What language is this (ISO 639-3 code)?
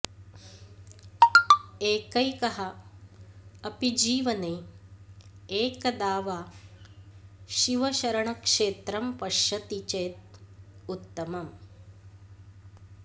san